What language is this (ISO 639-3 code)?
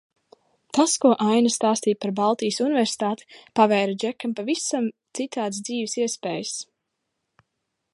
lav